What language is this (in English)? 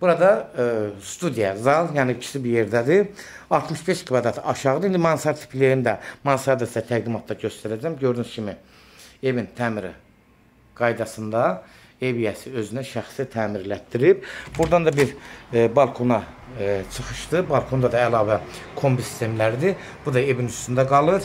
Turkish